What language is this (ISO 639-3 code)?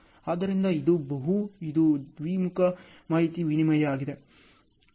kan